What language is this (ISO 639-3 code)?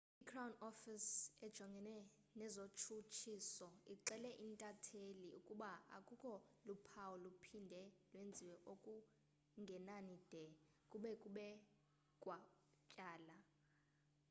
xho